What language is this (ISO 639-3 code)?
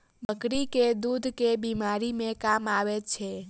mai